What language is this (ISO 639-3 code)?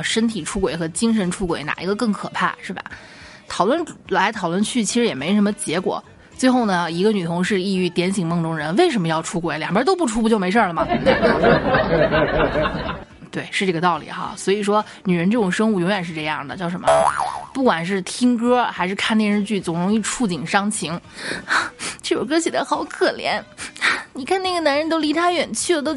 zho